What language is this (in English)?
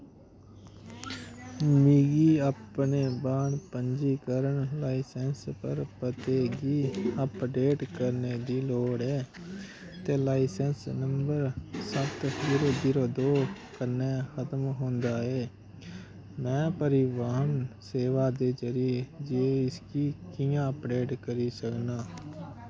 Dogri